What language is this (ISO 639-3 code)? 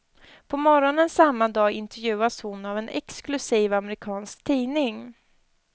swe